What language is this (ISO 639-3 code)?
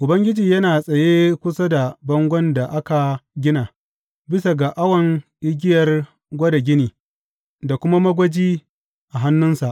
hau